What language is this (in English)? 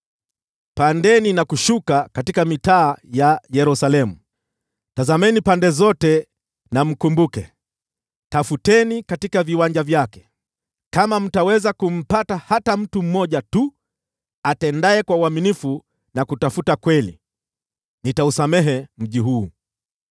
Swahili